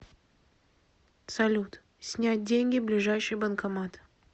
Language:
Russian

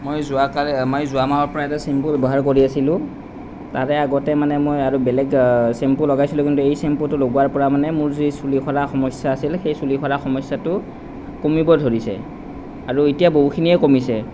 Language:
Assamese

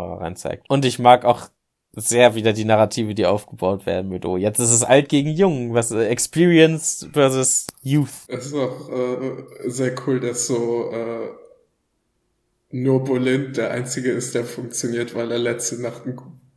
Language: German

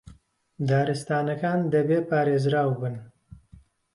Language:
Central Kurdish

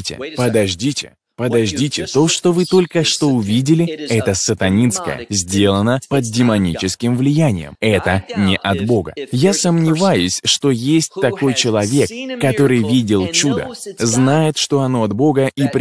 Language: Russian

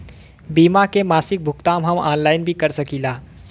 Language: Bhojpuri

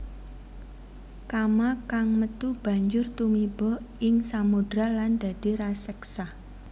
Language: Javanese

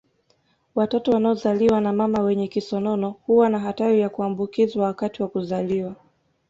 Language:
Swahili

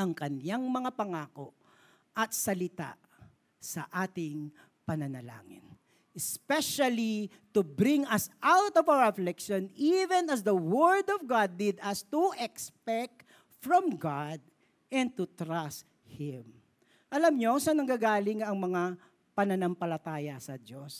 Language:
Filipino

